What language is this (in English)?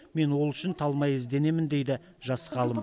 Kazakh